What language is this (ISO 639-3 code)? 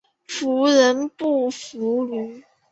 zho